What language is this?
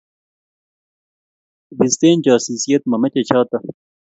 Kalenjin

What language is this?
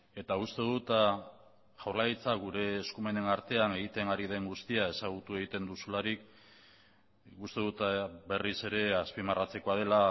Basque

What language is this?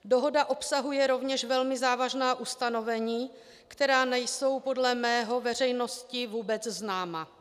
Czech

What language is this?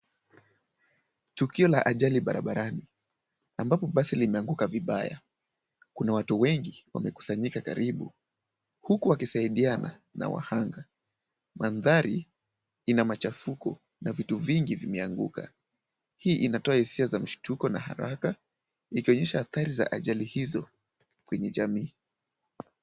Swahili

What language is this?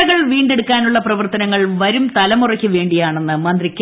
Malayalam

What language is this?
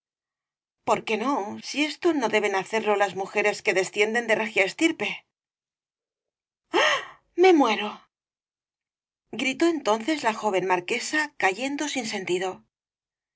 Spanish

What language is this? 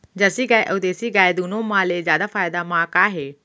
Chhattisgarhi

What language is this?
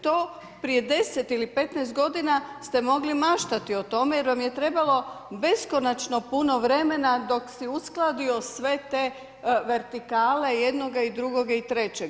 Croatian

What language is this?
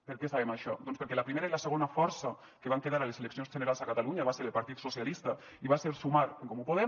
Catalan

